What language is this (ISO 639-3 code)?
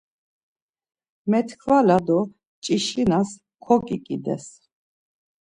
lzz